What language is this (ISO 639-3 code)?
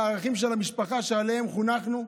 heb